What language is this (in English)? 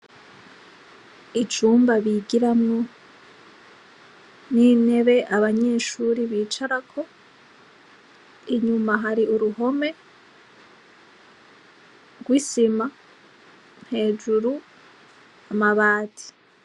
Rundi